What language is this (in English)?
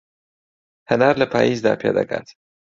Central Kurdish